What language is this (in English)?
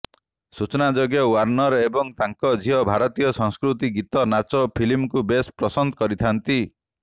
Odia